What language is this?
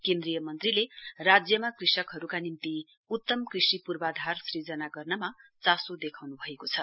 Nepali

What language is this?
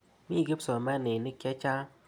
Kalenjin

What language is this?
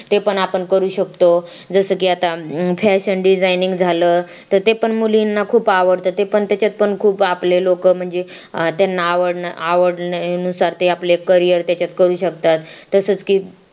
Marathi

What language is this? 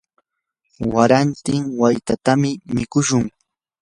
Yanahuanca Pasco Quechua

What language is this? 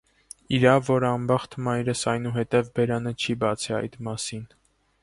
Armenian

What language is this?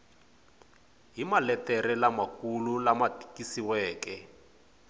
Tsonga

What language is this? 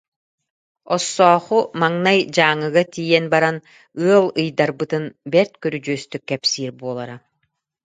Yakut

